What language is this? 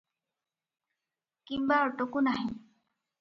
Odia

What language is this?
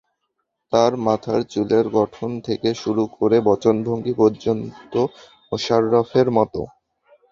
Bangla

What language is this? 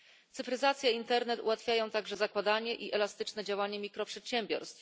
Polish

